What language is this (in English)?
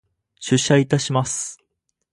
Japanese